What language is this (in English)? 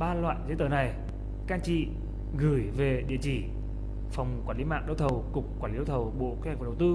Vietnamese